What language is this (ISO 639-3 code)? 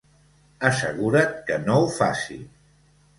cat